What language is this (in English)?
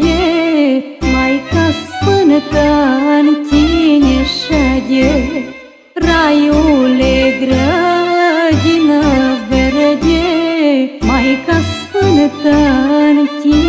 Romanian